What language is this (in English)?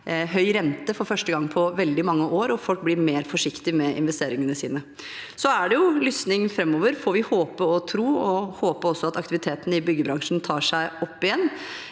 Norwegian